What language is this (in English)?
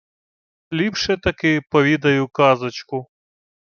Ukrainian